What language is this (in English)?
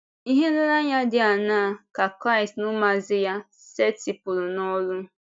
Igbo